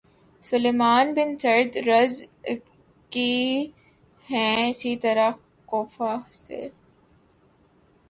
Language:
Urdu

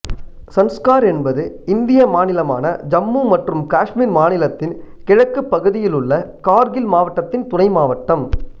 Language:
Tamil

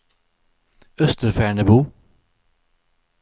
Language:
Swedish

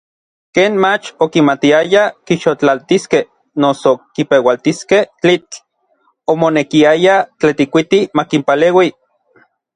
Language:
Orizaba Nahuatl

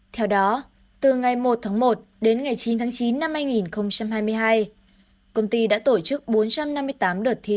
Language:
Vietnamese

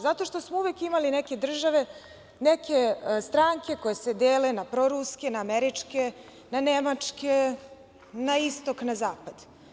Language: Serbian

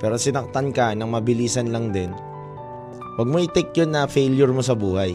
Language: Filipino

